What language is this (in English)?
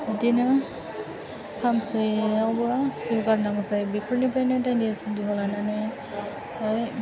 Bodo